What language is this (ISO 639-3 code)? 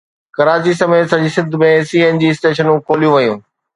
snd